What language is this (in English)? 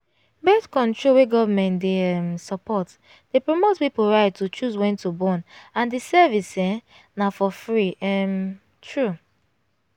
Nigerian Pidgin